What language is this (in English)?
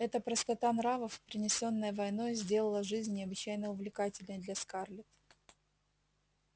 Russian